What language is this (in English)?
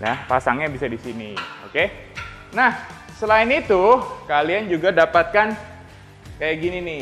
Indonesian